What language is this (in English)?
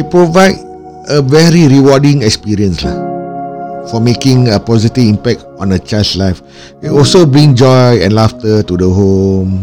Malay